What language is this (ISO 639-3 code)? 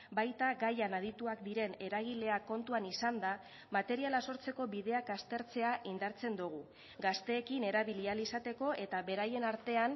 eus